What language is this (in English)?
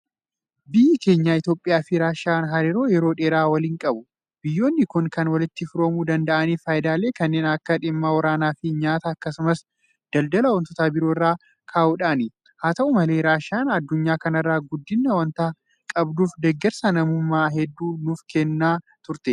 Oromo